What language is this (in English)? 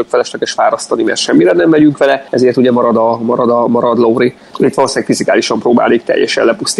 Hungarian